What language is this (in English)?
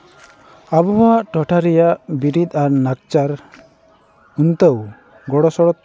Santali